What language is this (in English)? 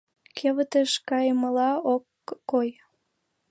Mari